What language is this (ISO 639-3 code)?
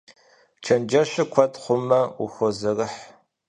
kbd